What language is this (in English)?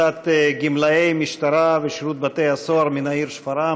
Hebrew